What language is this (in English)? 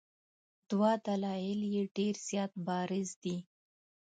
Pashto